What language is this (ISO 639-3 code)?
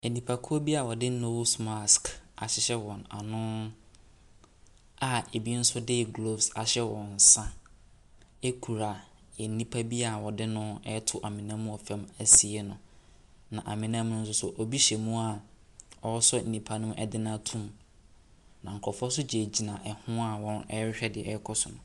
aka